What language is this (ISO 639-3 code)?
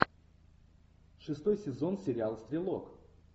rus